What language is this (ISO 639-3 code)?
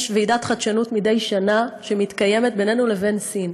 heb